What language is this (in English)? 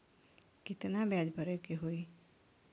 Bhojpuri